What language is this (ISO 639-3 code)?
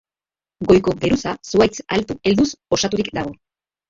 eus